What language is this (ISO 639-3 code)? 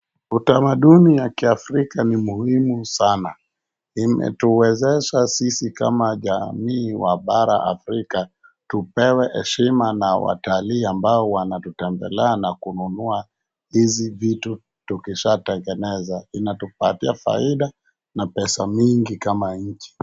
swa